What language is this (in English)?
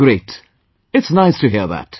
English